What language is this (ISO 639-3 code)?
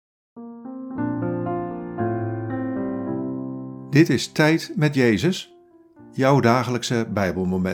nld